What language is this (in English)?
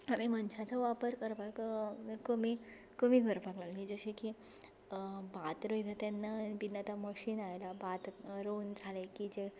Konkani